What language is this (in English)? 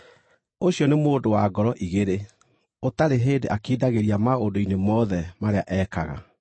Kikuyu